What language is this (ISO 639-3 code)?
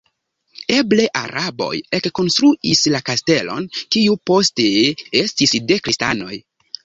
epo